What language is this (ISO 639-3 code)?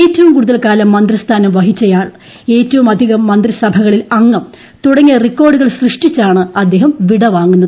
mal